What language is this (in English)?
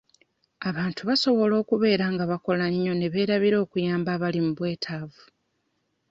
Ganda